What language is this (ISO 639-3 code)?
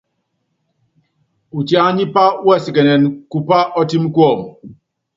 yav